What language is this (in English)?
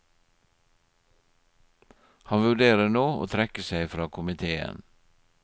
Norwegian